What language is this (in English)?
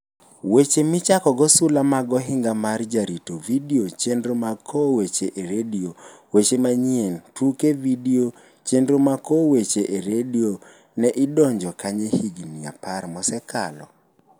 Luo (Kenya and Tanzania)